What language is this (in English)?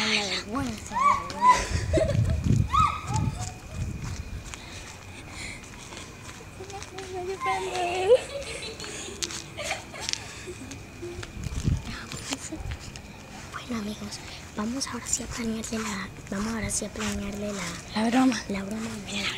Spanish